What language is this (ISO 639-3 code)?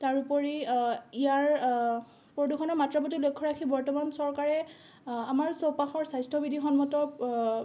asm